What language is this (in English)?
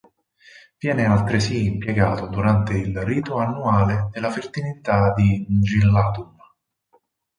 Italian